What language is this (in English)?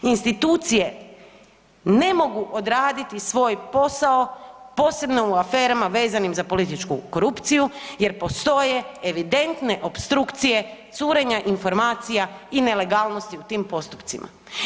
Croatian